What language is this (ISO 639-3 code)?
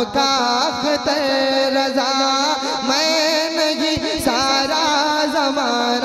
ara